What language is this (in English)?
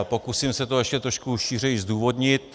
Czech